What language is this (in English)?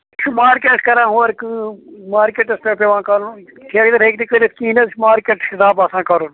Kashmiri